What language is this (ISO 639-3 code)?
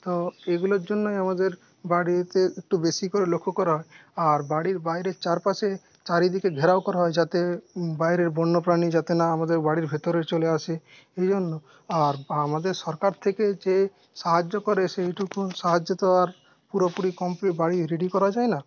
ben